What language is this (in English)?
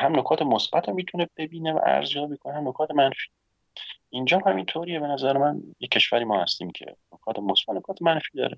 Persian